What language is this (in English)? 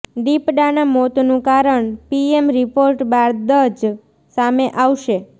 Gujarati